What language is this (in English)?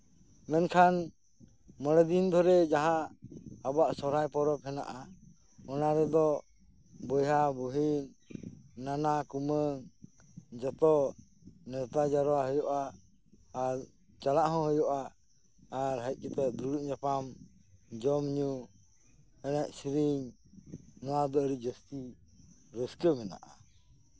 Santali